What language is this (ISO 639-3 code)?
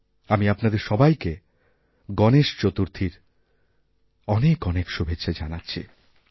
ben